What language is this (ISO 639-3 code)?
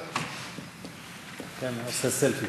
heb